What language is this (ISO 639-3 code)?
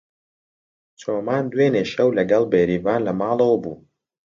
ckb